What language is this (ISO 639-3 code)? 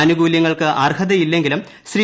mal